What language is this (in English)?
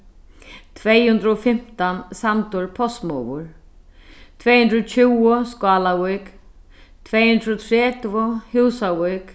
Faroese